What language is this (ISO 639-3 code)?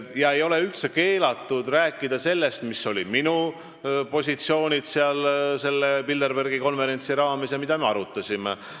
est